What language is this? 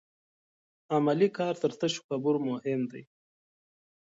Pashto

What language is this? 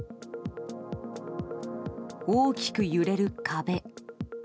Japanese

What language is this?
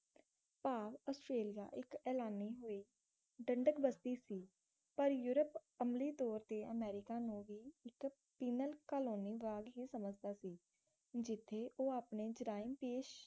Punjabi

